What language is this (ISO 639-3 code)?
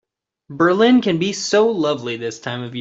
eng